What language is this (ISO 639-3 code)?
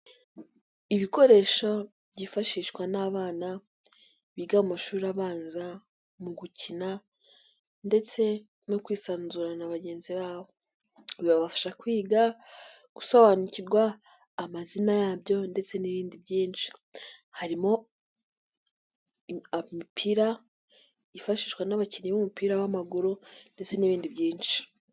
kin